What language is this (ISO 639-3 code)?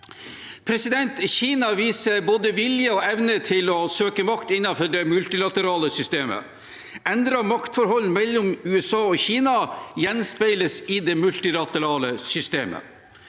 nor